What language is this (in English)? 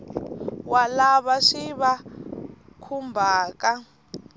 Tsonga